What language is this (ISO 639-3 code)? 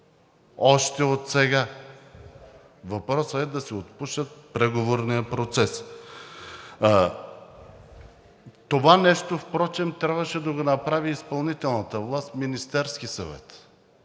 bul